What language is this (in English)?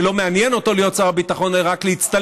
Hebrew